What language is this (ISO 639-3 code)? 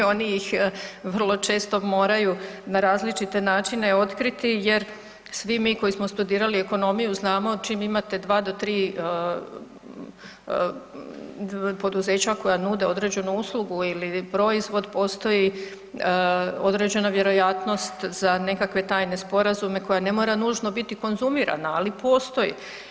hrv